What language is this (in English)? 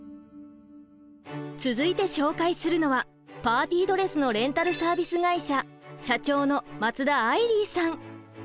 Japanese